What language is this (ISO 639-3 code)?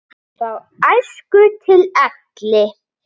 isl